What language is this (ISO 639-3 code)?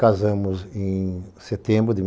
por